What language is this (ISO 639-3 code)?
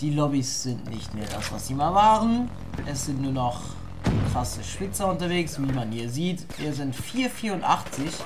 deu